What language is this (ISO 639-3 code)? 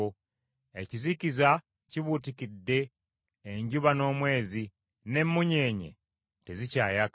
lug